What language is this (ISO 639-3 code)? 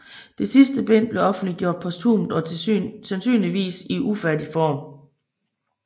dan